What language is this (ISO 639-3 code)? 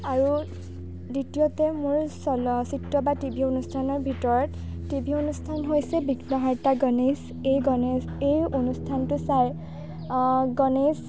asm